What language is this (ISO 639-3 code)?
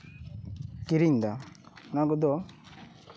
sat